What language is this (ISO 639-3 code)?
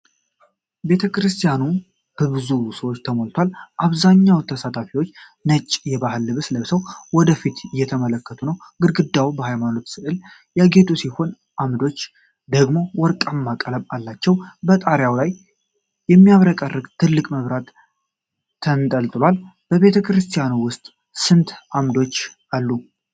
amh